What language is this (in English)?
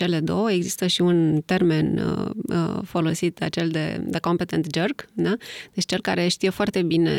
Romanian